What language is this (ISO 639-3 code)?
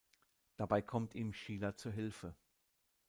deu